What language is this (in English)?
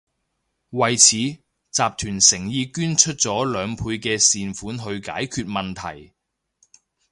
Cantonese